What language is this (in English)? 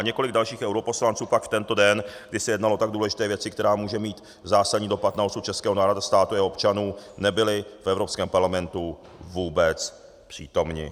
Czech